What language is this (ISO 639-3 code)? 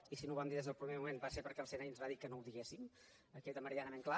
cat